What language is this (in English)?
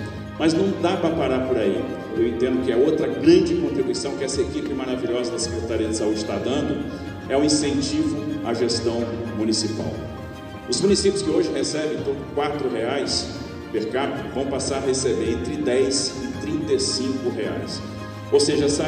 Portuguese